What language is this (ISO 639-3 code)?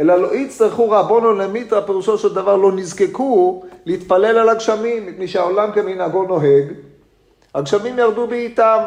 heb